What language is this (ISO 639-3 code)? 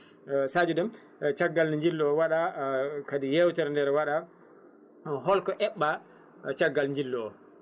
ful